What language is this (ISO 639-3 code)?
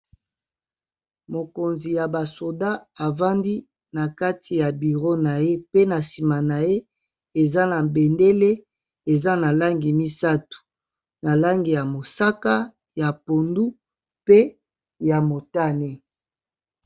lin